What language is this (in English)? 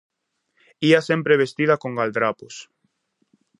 Galician